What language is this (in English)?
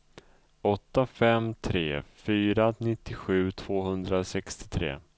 Swedish